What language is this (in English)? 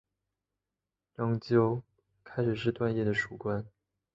Chinese